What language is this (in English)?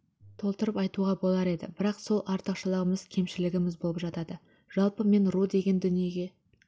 Kazakh